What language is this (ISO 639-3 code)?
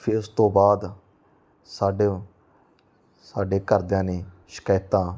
pan